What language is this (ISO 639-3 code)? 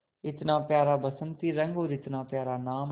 hin